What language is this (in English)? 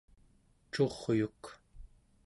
Central Yupik